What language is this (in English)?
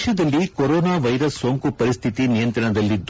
Kannada